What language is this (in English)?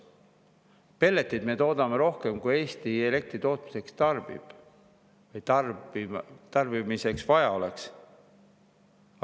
Estonian